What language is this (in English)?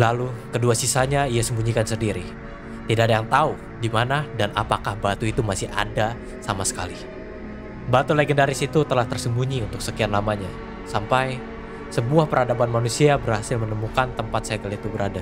Indonesian